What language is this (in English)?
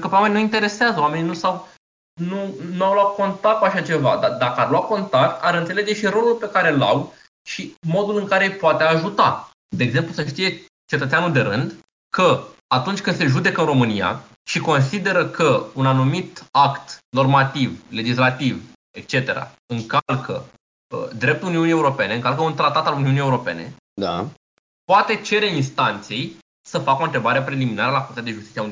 Romanian